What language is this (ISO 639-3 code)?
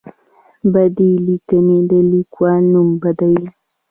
pus